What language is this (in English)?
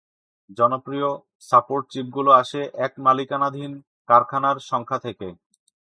Bangla